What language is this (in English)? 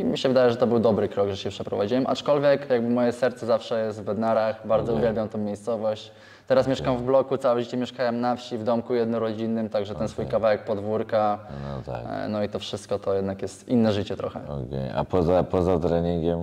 Polish